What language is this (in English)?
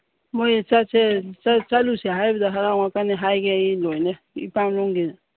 Manipuri